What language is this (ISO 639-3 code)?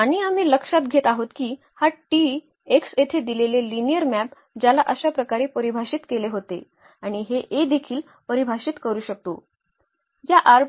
mar